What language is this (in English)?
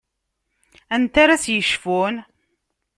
Kabyle